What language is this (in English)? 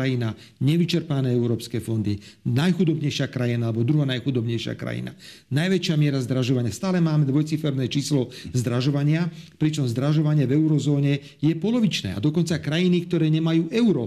Slovak